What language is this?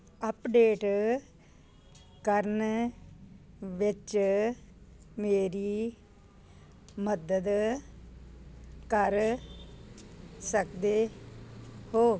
Punjabi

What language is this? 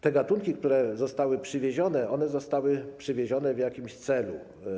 Polish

